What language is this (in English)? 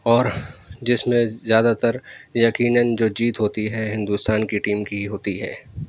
Urdu